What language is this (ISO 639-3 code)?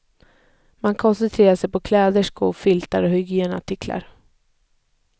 swe